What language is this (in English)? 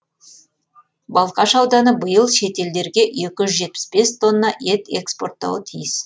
Kazakh